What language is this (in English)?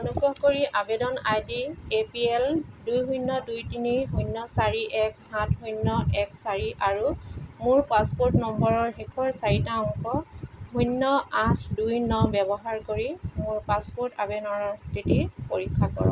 Assamese